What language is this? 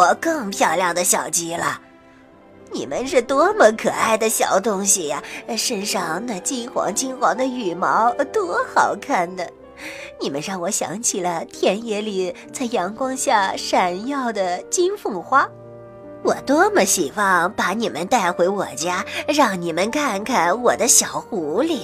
Chinese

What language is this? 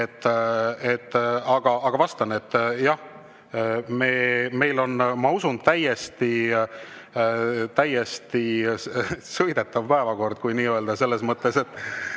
Estonian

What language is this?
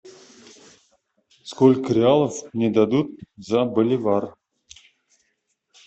Russian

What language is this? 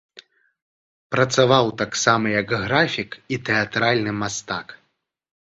Belarusian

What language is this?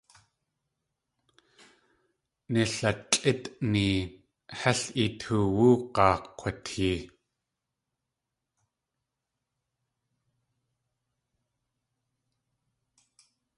Tlingit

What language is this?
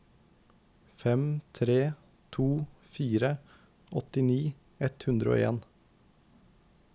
Norwegian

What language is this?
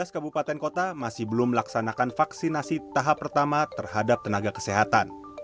Indonesian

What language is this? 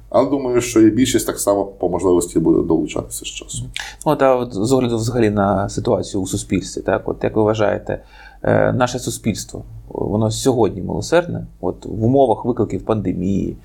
Ukrainian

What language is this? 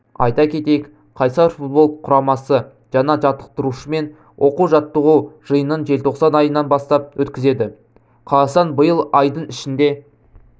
Kazakh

